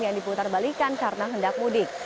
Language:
Indonesian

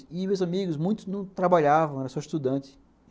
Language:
Portuguese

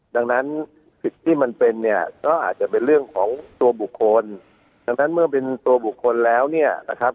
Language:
Thai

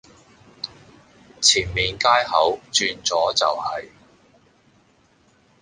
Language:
Cantonese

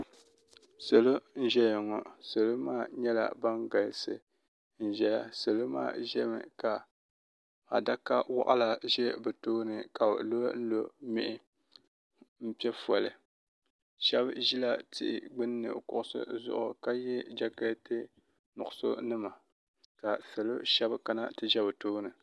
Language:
Dagbani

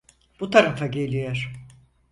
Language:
Turkish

